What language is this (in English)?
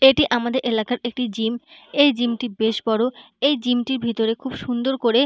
Bangla